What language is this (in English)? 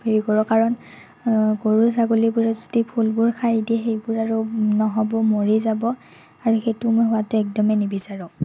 Assamese